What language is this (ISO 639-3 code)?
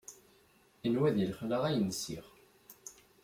kab